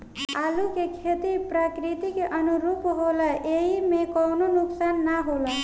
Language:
Bhojpuri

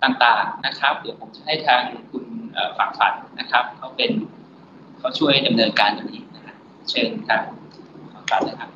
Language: Thai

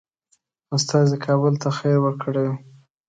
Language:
Pashto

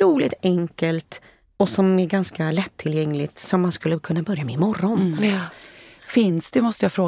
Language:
Swedish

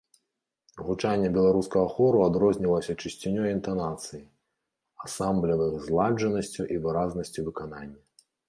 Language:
Belarusian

